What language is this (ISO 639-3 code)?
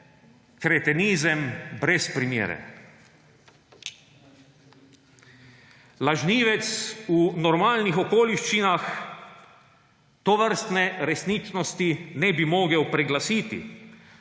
slv